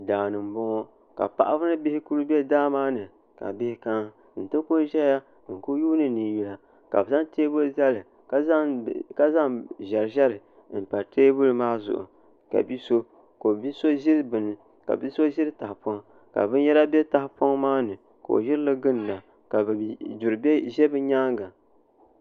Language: Dagbani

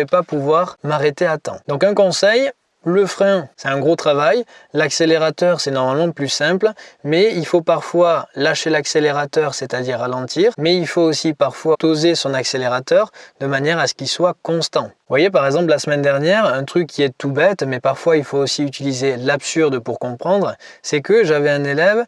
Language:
French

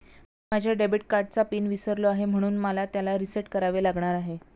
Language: Marathi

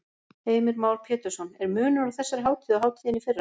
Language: Icelandic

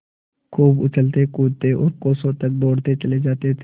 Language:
Hindi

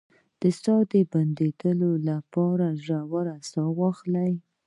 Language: Pashto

